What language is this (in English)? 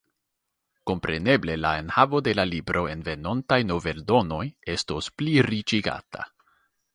Esperanto